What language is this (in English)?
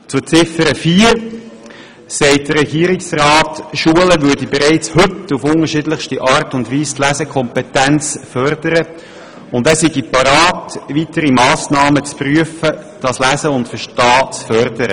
Swiss German